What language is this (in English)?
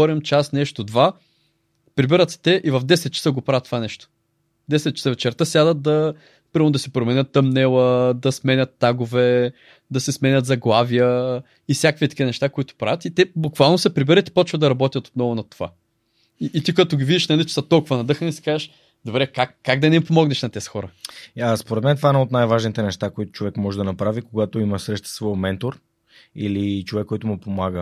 Bulgarian